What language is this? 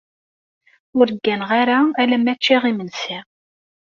Kabyle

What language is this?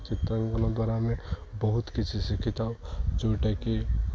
Odia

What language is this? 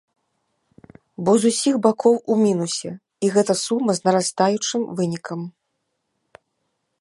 Belarusian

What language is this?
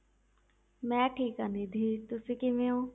Punjabi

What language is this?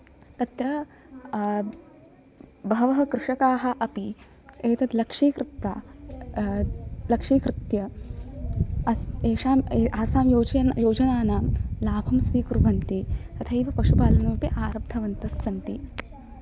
Sanskrit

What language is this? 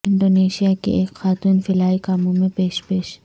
Urdu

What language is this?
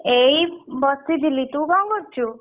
Odia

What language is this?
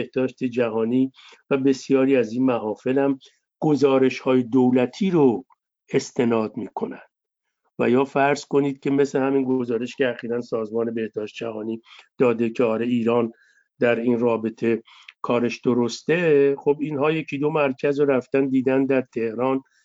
Persian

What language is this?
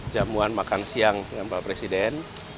Indonesian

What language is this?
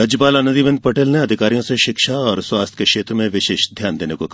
Hindi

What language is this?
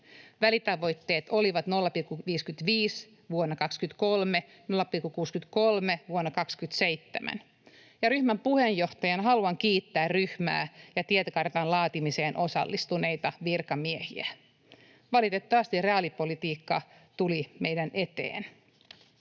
Finnish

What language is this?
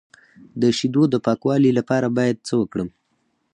Pashto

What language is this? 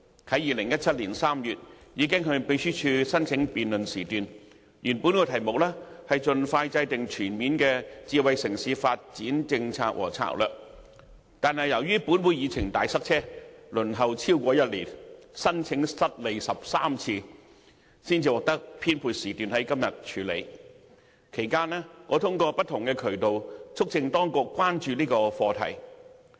Cantonese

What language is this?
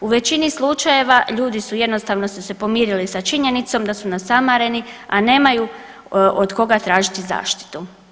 Croatian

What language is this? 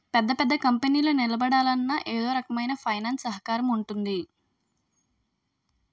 Telugu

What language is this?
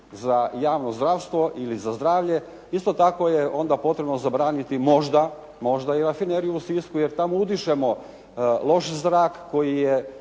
Croatian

